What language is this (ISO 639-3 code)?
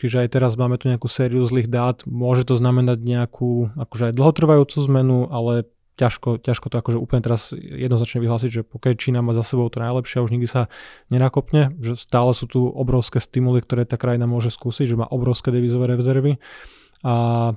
slk